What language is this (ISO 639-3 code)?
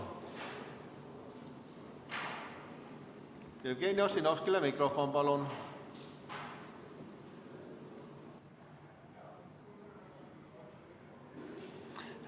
est